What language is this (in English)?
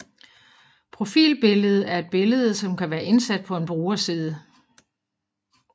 Danish